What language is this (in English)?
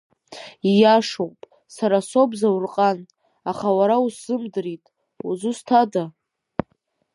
Abkhazian